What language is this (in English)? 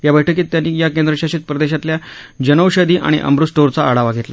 Marathi